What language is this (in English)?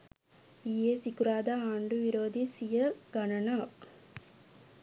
Sinhala